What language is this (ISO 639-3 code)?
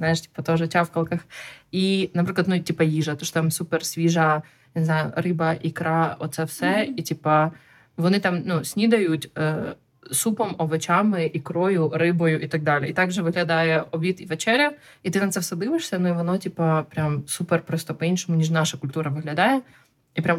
ukr